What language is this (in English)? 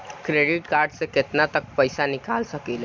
Bhojpuri